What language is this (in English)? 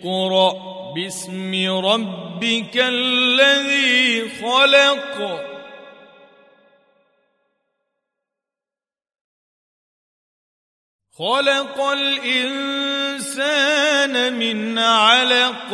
Arabic